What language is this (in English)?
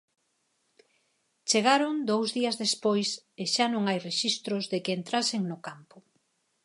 Galician